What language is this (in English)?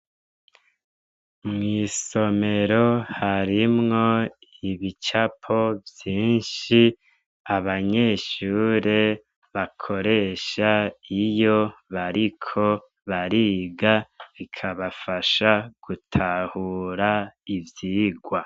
Rundi